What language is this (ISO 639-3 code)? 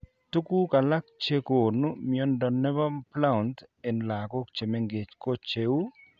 kln